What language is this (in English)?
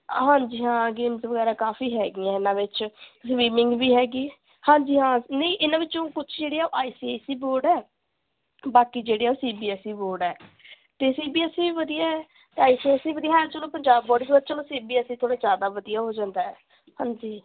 Punjabi